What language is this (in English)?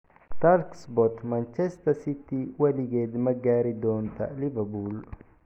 Somali